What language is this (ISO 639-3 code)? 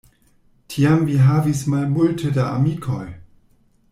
epo